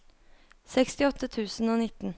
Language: Norwegian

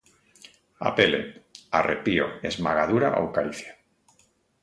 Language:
Galician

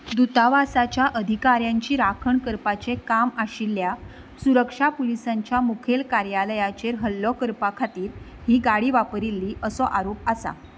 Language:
Konkani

